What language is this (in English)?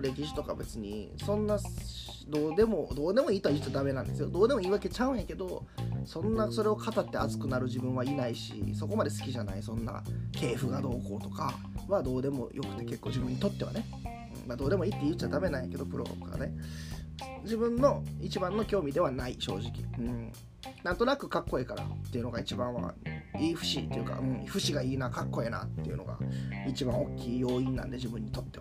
Japanese